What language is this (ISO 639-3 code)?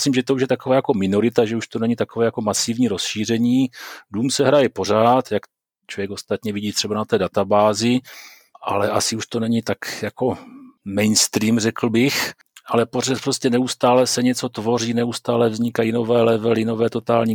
ces